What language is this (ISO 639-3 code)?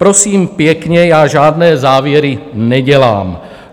ces